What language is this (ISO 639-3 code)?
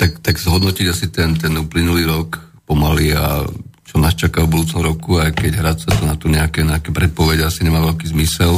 slk